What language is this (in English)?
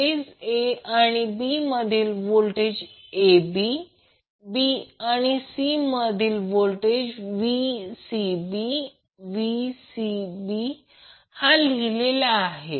Marathi